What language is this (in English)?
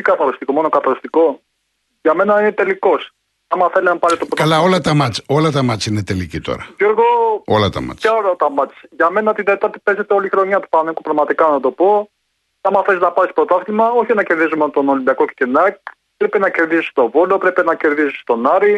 Greek